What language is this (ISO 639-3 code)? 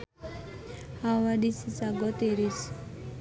sun